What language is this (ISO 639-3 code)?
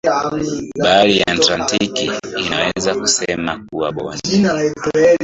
swa